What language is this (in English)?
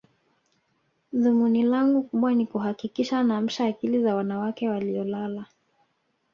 Swahili